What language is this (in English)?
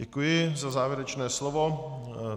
Czech